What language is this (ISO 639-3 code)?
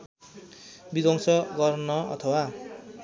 nep